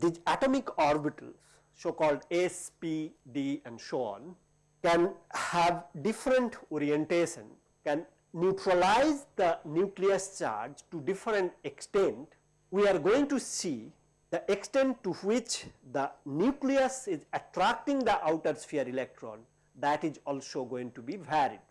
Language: English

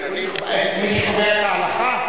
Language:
Hebrew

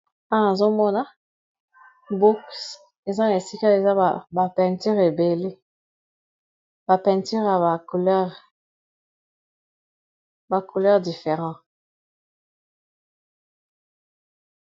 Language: Lingala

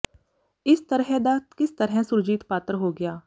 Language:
Punjabi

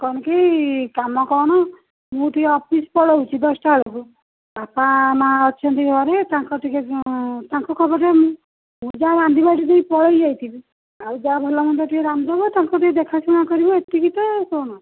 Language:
Odia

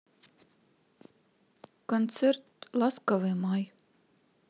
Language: Russian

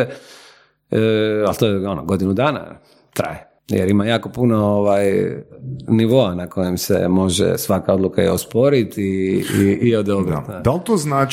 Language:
Croatian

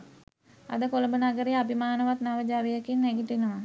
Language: Sinhala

